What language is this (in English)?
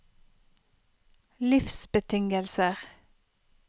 Norwegian